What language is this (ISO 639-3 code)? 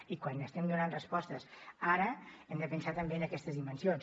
cat